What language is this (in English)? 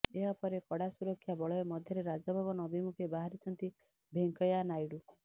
Odia